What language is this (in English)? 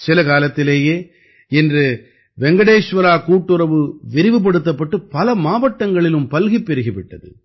Tamil